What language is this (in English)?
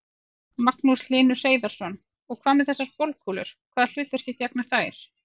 Icelandic